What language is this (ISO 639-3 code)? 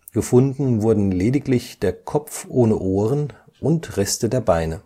deu